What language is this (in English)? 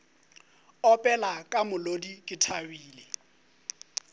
Northern Sotho